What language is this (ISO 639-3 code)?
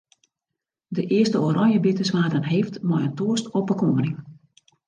fry